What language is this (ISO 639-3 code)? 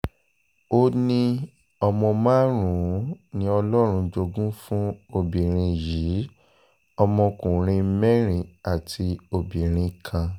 yor